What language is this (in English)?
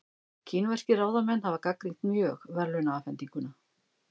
Icelandic